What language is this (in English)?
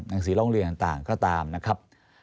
Thai